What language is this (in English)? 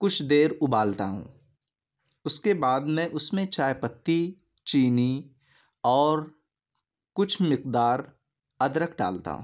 Urdu